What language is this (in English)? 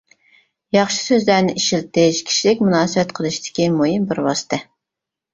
Uyghur